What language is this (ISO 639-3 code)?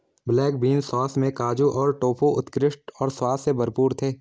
hin